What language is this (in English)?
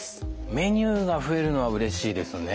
Japanese